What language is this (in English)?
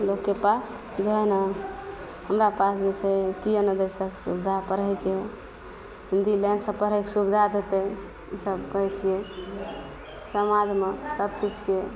Maithili